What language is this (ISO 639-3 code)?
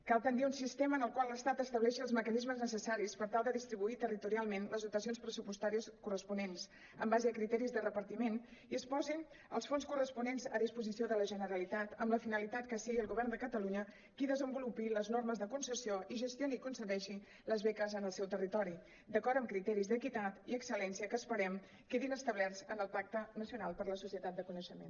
cat